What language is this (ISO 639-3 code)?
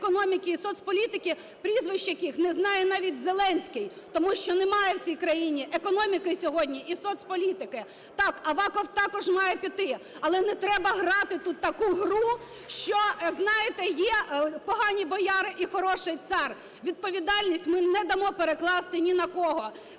ukr